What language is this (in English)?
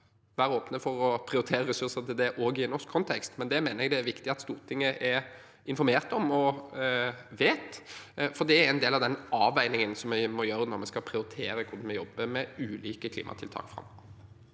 Norwegian